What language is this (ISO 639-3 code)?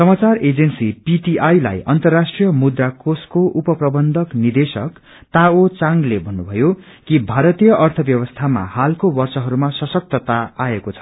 nep